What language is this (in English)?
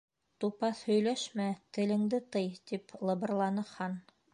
Bashkir